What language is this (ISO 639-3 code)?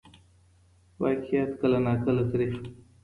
pus